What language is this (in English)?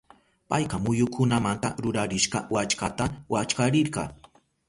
Southern Pastaza Quechua